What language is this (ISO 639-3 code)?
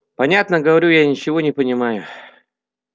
rus